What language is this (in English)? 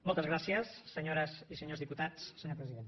Catalan